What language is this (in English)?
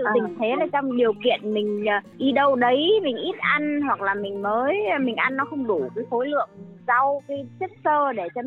Vietnamese